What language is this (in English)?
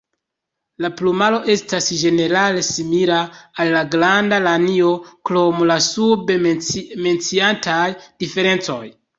Esperanto